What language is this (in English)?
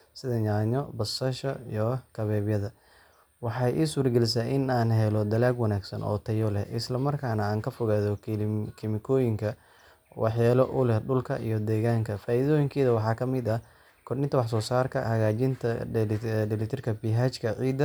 Somali